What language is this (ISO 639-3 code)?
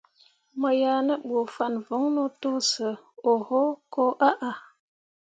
mua